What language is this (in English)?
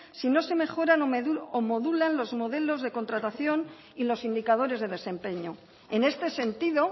Spanish